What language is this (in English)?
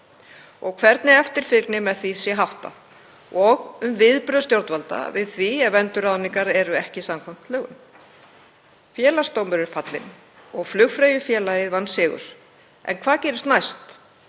Icelandic